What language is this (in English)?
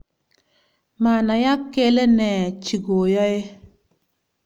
Kalenjin